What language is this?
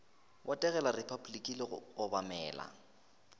Northern Sotho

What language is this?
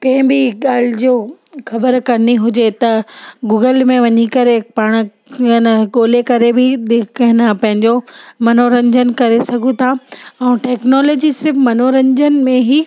Sindhi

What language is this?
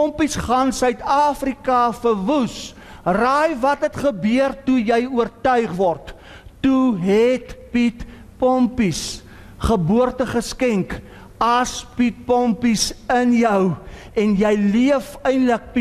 Dutch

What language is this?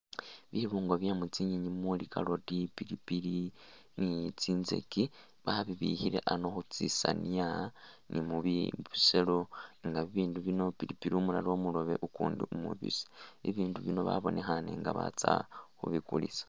Masaaba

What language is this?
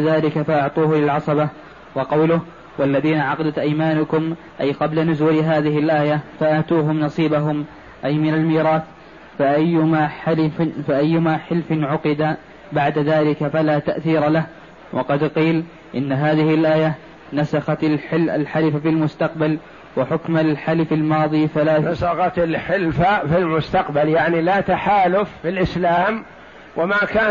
Arabic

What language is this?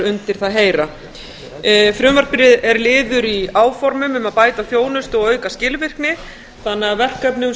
Icelandic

